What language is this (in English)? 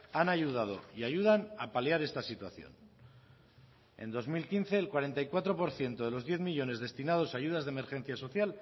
Spanish